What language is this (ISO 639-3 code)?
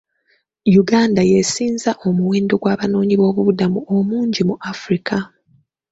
lug